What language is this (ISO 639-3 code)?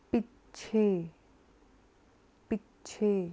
pan